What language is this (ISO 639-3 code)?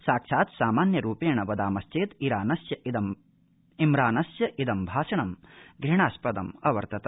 san